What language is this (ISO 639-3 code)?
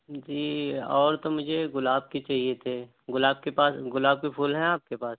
urd